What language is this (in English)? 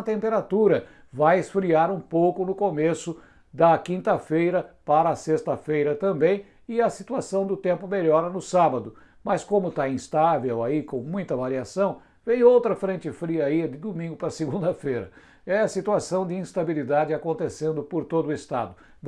Portuguese